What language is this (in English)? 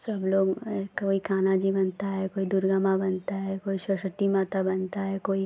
Hindi